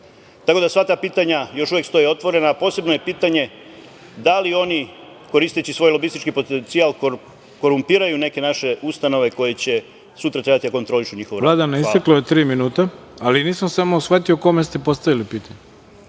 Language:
Serbian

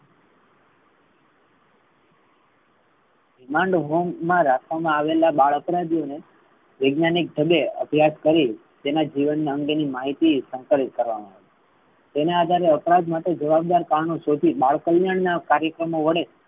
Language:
Gujarati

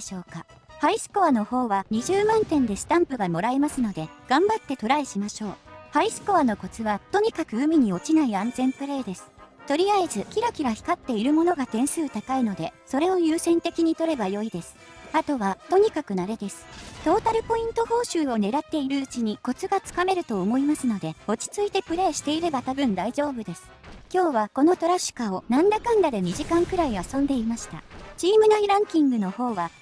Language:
Japanese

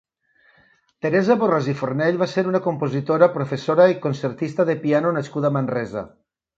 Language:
Catalan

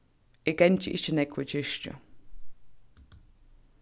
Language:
Faroese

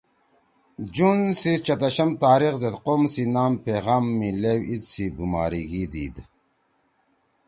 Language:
Torwali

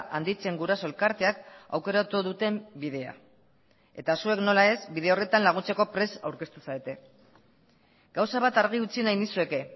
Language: Basque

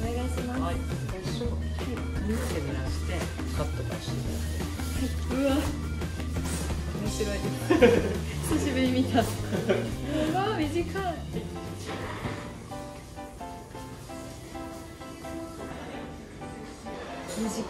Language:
Japanese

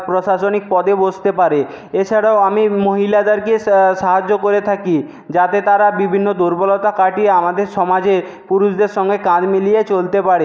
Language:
Bangla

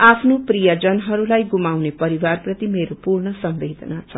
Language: Nepali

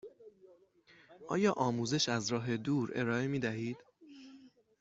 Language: Persian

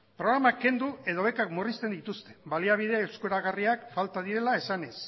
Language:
Basque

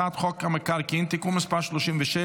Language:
Hebrew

